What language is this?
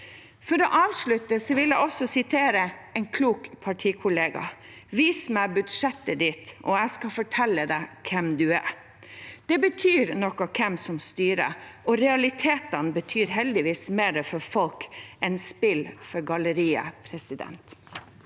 Norwegian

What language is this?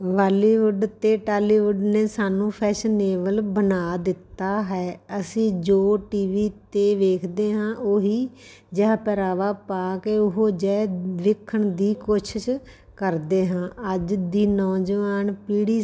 Punjabi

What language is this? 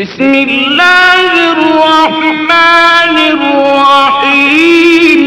Arabic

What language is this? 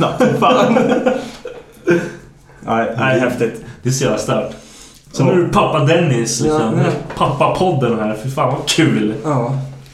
Swedish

